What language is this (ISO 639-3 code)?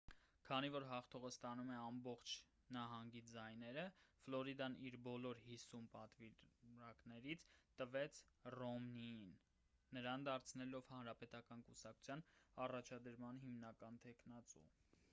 hye